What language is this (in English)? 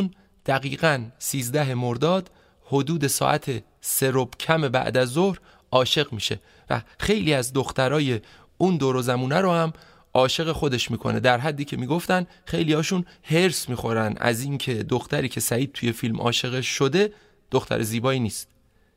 Persian